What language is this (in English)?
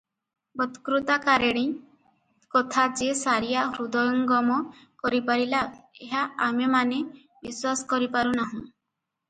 Odia